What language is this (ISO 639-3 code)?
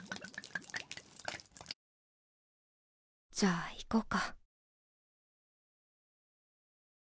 jpn